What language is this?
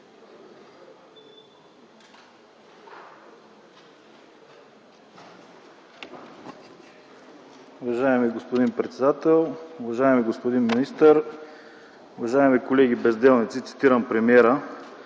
Bulgarian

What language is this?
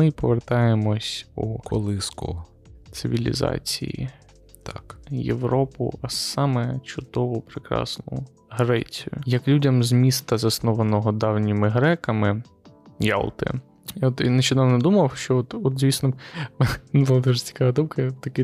Ukrainian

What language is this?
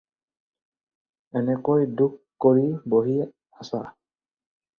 Assamese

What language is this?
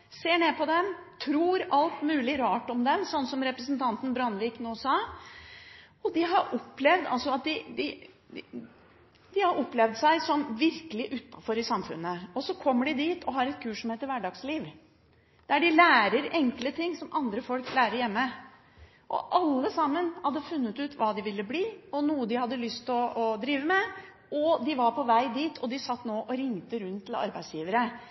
Norwegian Bokmål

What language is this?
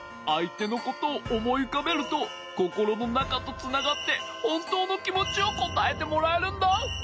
Japanese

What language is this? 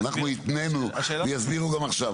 Hebrew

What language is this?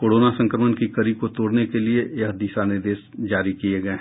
Hindi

